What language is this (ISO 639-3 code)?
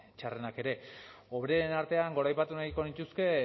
eus